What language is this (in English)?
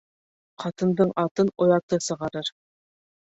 Bashkir